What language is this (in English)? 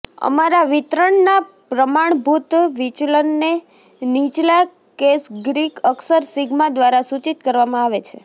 Gujarati